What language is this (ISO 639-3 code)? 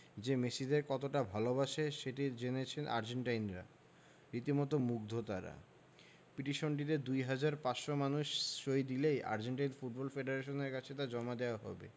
ben